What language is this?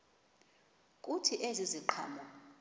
Xhosa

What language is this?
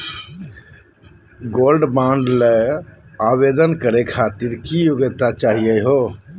Magahi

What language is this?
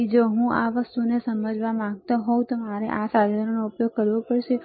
Gujarati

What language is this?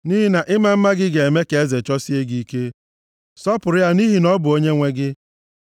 Igbo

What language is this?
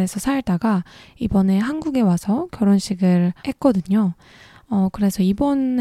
Korean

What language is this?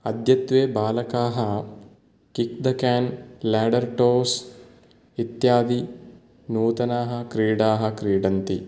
Sanskrit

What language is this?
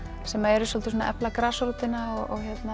Icelandic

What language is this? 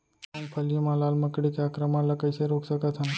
Chhattisgarhi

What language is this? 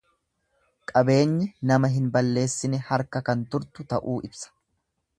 Oromo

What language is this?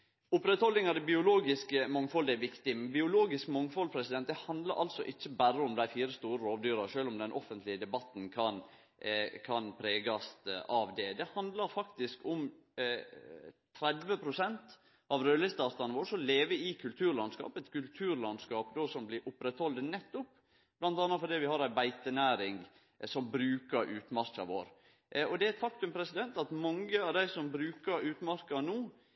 Norwegian Nynorsk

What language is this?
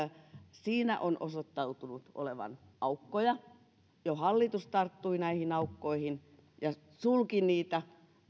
Finnish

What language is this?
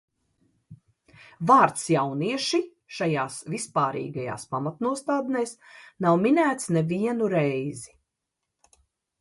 Latvian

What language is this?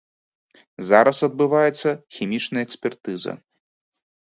Belarusian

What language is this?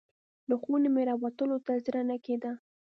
Pashto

